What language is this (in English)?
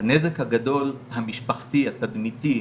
Hebrew